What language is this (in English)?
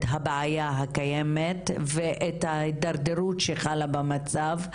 Hebrew